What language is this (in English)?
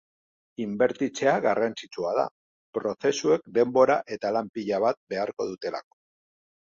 Basque